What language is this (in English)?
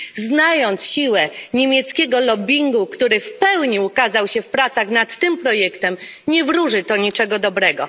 Polish